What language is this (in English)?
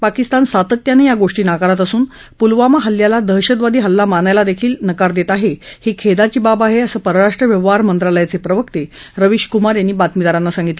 Marathi